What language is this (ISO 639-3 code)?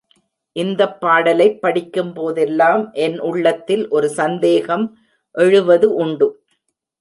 tam